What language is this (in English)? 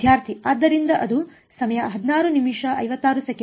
Kannada